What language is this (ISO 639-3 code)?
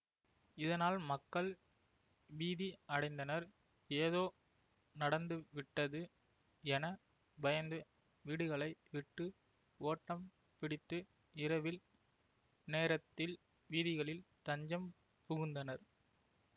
tam